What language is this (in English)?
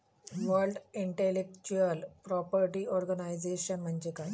Marathi